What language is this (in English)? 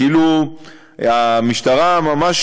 Hebrew